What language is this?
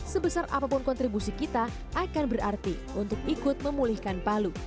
Indonesian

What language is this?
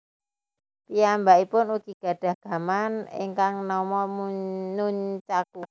Javanese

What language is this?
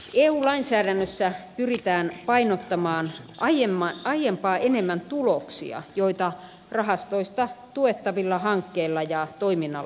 Finnish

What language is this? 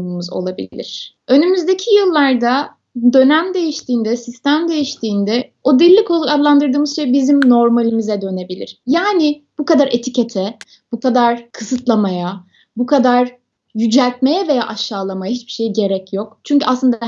Turkish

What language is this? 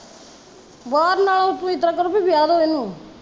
Punjabi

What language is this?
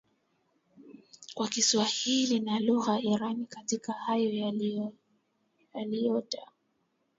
Swahili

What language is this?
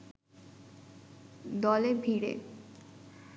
Bangla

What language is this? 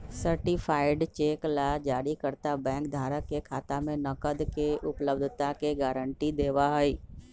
Magahi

